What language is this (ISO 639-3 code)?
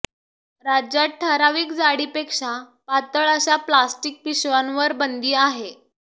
mar